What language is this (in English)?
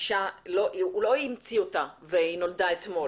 Hebrew